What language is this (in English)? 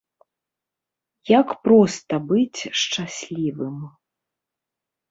Belarusian